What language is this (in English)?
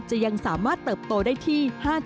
Thai